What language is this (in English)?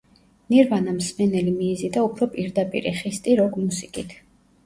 Georgian